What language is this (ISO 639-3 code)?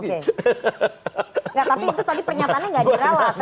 ind